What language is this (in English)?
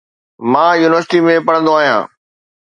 Sindhi